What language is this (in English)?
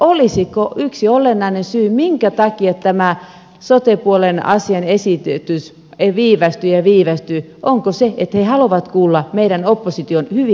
Finnish